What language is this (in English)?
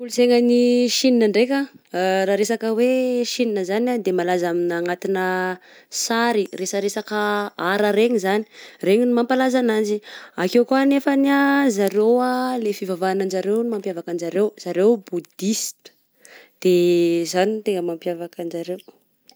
Southern Betsimisaraka Malagasy